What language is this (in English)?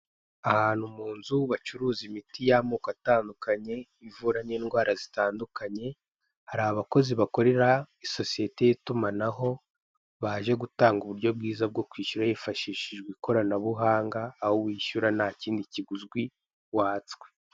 Kinyarwanda